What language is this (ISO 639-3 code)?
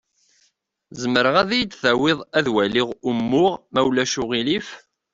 kab